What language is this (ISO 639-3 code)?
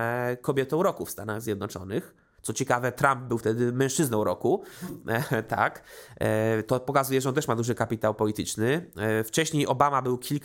pol